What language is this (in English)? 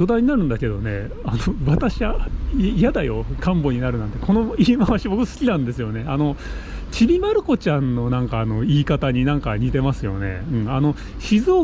Japanese